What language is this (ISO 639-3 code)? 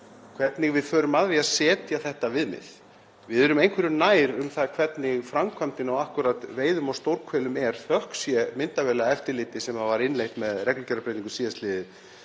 isl